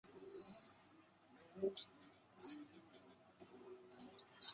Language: Chinese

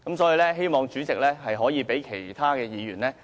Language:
Cantonese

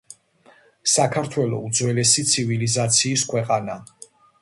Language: Georgian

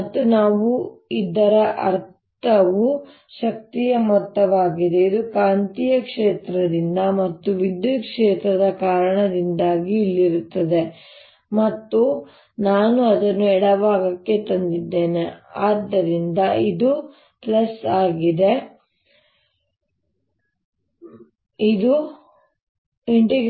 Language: Kannada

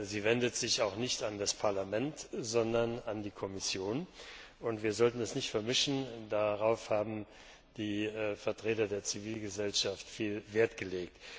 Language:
German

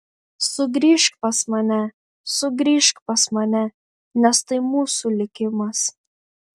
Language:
Lithuanian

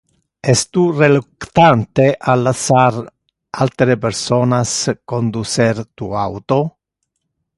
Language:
Interlingua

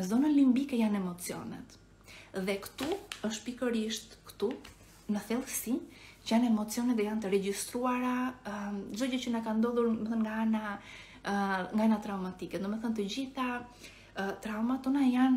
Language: Romanian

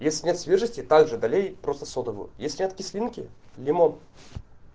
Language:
Russian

